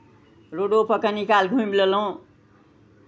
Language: Maithili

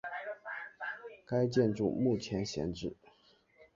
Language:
Chinese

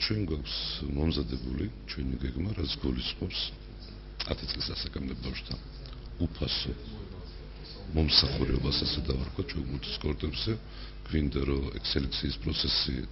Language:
Romanian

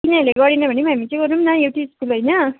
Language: Nepali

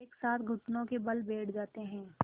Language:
Hindi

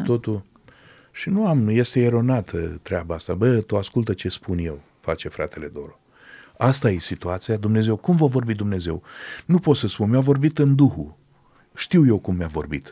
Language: Romanian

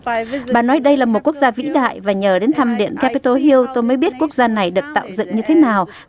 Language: Vietnamese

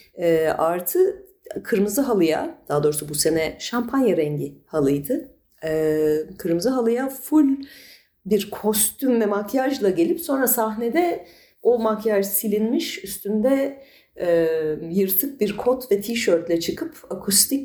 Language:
Turkish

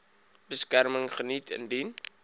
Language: Afrikaans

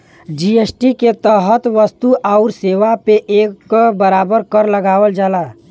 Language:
Bhojpuri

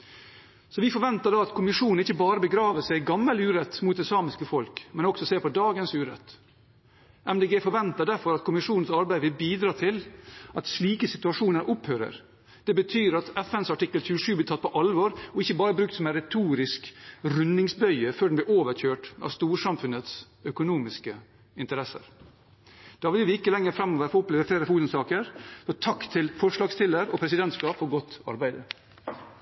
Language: Norwegian Bokmål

